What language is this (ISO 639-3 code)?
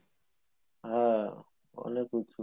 ben